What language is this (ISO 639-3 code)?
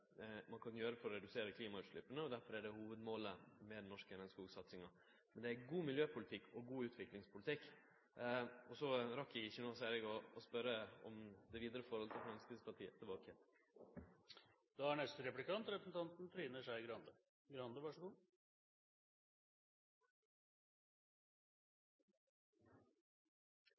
nno